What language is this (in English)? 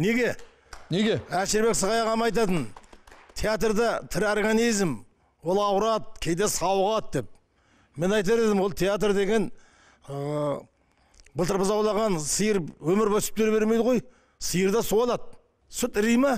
Turkish